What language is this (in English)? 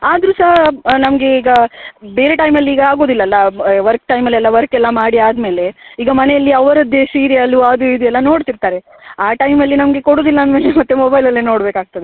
Kannada